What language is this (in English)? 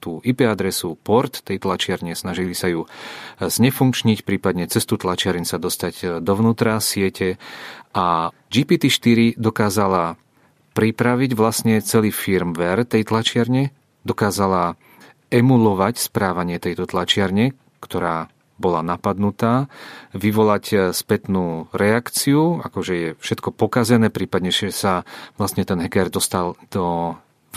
Czech